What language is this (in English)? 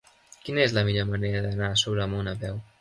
Catalan